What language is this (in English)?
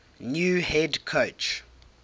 English